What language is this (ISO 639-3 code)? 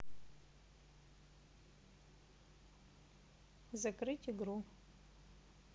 rus